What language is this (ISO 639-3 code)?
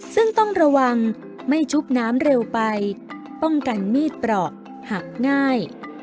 tha